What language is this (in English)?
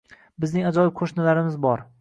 Uzbek